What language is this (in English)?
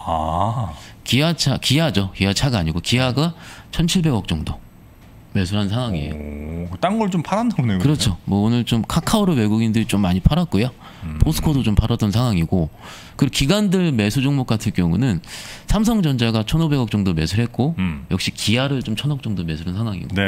Korean